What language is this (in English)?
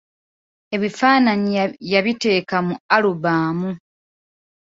Ganda